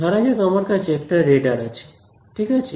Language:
Bangla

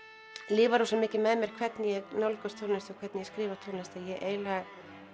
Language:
Icelandic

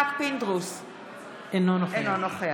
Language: Hebrew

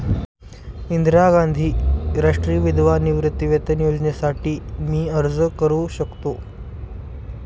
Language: Marathi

